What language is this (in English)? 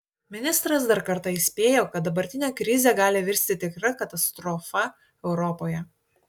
Lithuanian